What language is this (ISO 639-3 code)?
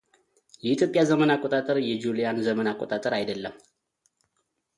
amh